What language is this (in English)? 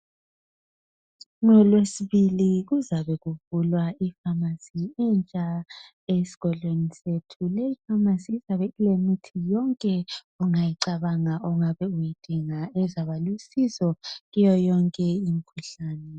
North Ndebele